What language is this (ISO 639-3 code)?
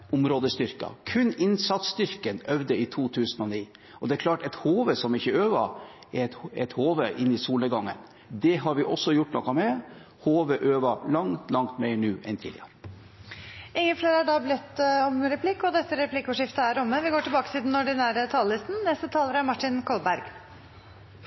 nor